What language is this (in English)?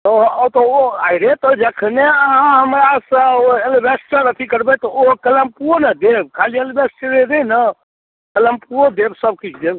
Maithili